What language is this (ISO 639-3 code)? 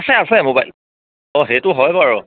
asm